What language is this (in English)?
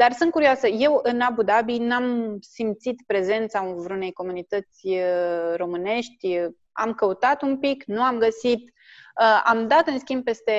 Romanian